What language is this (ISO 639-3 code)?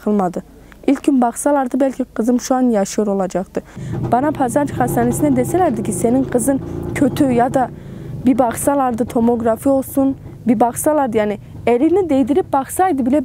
tur